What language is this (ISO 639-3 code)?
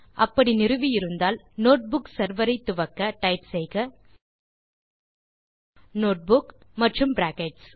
tam